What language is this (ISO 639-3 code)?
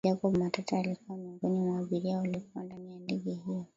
swa